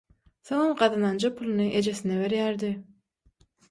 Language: Turkmen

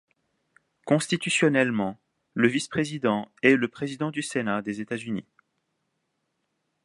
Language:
French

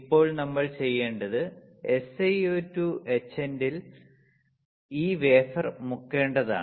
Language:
Malayalam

